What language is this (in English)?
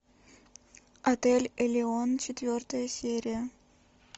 Russian